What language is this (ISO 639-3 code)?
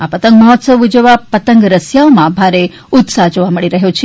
guj